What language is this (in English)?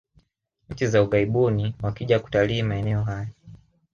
Swahili